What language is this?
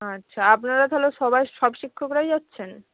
Bangla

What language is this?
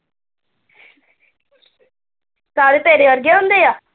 Punjabi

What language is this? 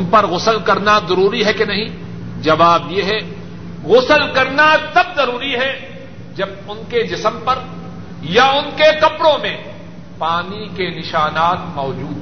Urdu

